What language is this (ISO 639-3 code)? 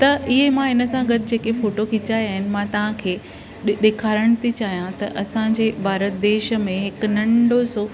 snd